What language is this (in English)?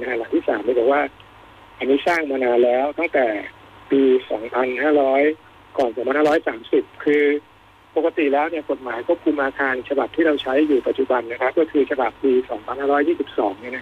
Thai